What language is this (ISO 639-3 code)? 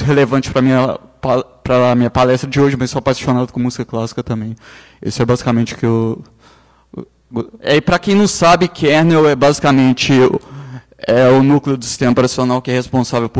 por